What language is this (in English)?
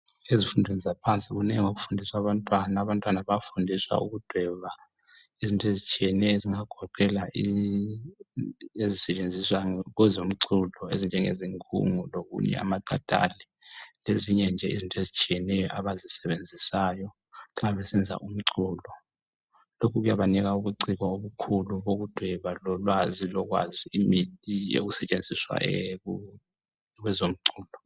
North Ndebele